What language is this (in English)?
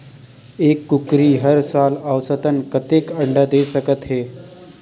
Chhattisgarhi